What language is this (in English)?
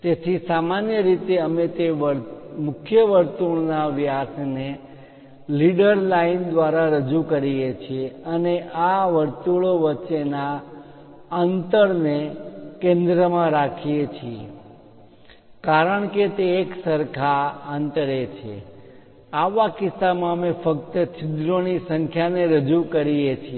Gujarati